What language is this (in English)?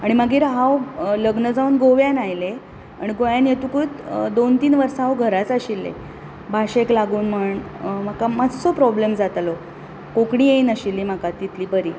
Konkani